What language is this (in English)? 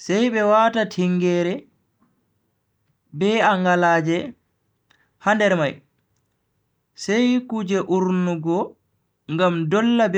Bagirmi Fulfulde